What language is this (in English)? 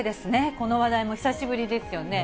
Japanese